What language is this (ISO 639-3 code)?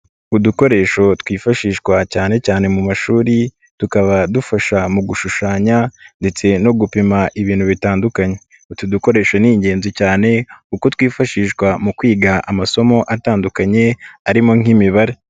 kin